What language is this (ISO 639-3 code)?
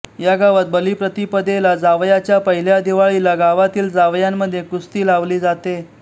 mar